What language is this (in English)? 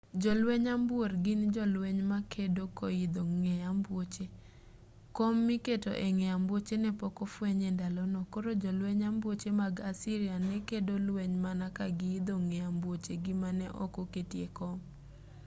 Luo (Kenya and Tanzania)